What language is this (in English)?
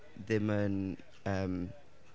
Welsh